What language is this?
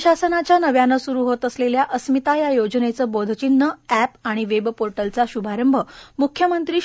Marathi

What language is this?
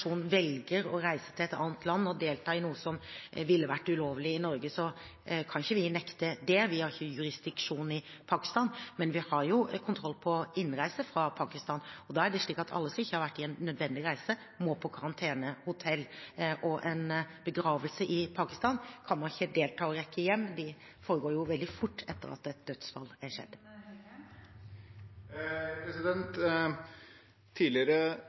Norwegian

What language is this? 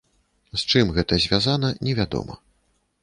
Belarusian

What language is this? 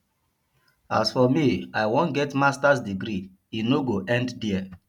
Nigerian Pidgin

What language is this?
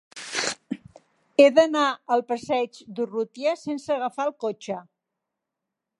Catalan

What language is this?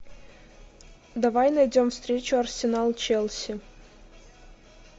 Russian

